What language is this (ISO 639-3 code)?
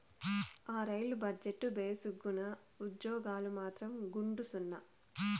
tel